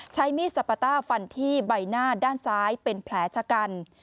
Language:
Thai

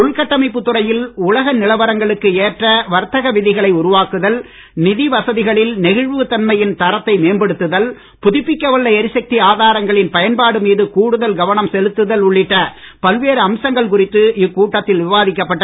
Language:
Tamil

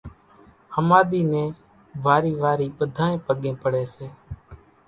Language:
Kachi Koli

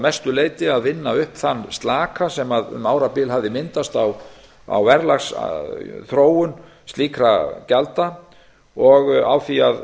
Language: Icelandic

